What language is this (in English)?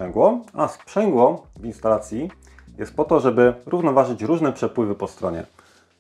Polish